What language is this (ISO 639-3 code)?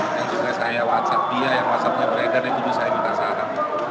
ind